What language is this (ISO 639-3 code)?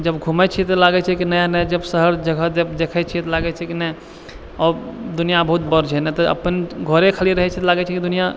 mai